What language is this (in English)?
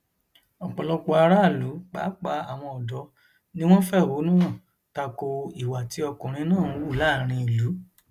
Yoruba